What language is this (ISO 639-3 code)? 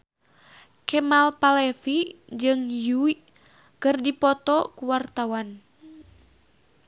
sun